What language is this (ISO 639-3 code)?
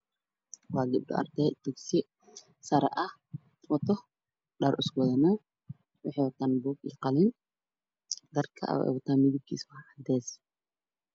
som